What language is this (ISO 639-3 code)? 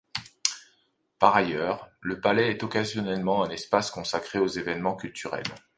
fra